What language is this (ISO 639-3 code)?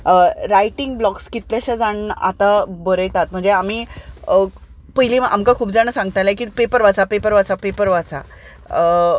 kok